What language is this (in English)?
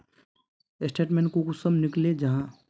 Magahi